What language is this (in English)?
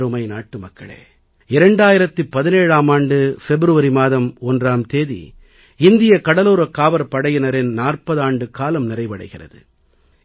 Tamil